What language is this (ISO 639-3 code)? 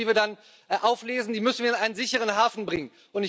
deu